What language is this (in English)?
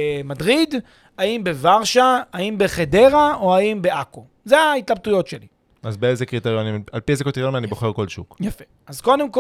Hebrew